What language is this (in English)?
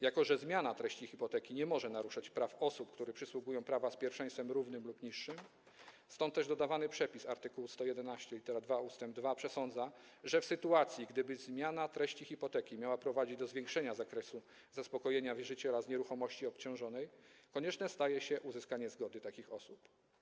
Polish